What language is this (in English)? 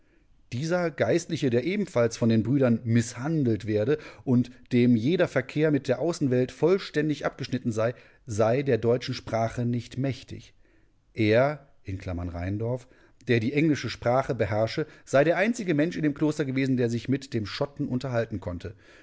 German